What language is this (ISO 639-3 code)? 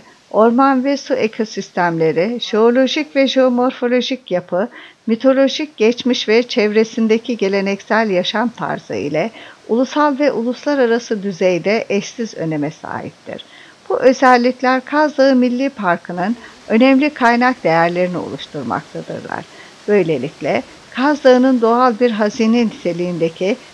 tur